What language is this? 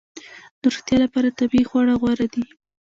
Pashto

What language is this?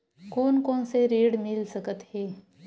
Chhattisgarhi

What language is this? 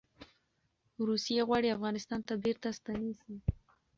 Pashto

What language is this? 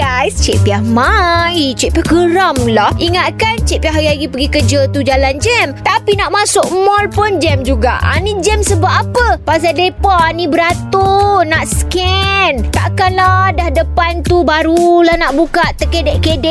Malay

